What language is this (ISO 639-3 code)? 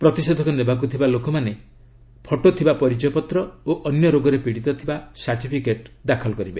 ori